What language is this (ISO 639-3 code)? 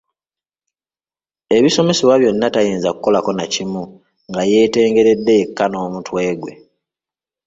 lug